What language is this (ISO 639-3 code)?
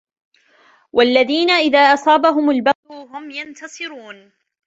ara